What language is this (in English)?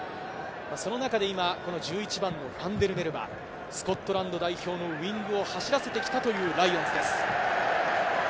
Japanese